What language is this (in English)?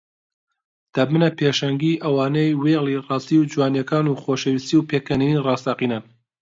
Central Kurdish